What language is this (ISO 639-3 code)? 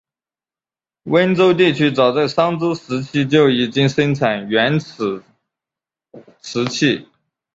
zho